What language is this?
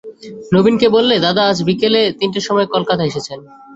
Bangla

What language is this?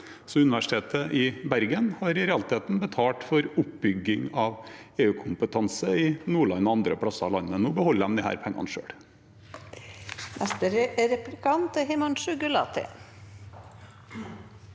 Norwegian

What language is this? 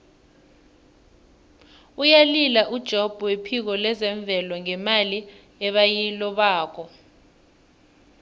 South Ndebele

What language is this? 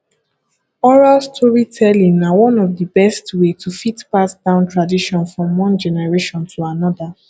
Nigerian Pidgin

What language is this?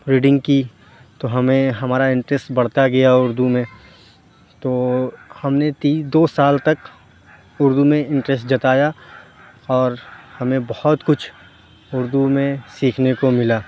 Urdu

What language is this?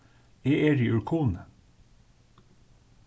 Faroese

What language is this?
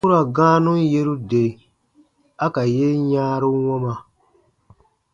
Baatonum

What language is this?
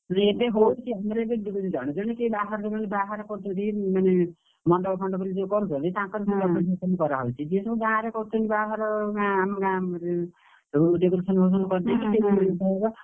Odia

